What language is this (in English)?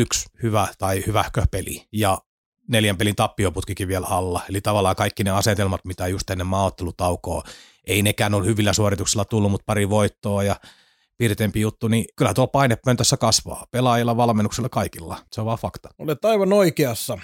Finnish